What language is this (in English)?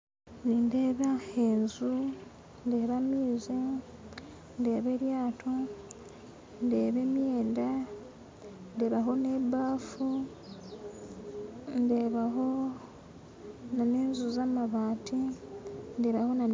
Nyankole